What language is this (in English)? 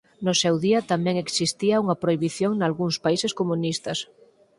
Galician